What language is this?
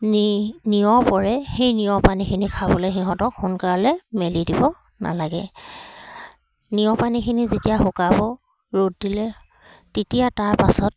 Assamese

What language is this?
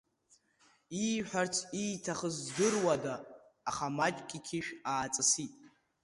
Abkhazian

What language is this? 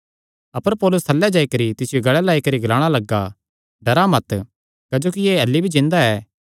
Kangri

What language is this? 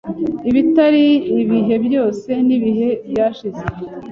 Kinyarwanda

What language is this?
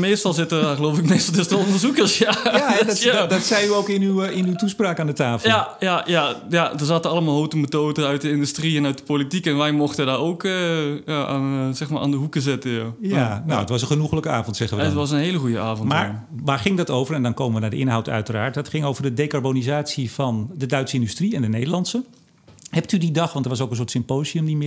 Dutch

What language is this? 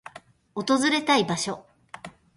Japanese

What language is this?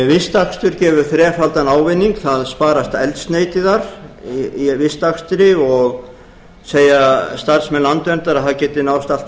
Icelandic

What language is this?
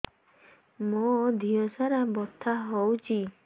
Odia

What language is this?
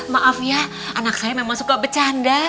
Indonesian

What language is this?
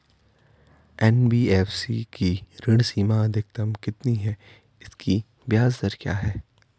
Hindi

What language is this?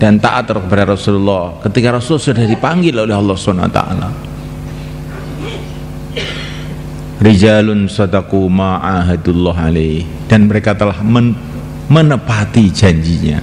Indonesian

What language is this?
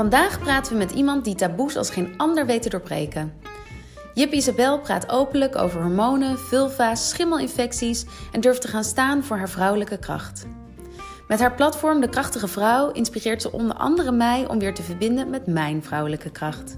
Dutch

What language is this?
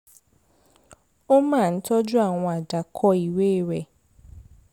Yoruba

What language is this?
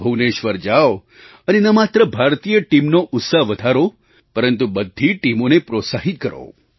Gujarati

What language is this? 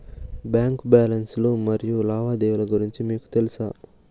Telugu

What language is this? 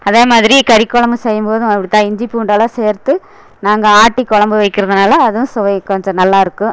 Tamil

